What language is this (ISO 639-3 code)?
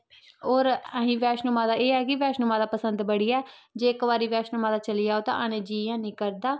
doi